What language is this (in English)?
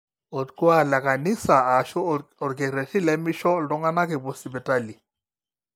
Masai